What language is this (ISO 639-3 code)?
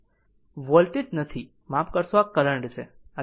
guj